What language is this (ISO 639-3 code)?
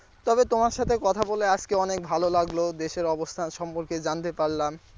ben